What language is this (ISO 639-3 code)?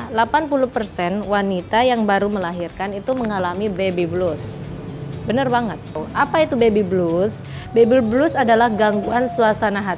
ind